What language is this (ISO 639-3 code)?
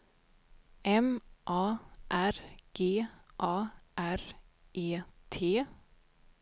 swe